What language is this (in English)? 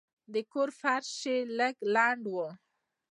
Pashto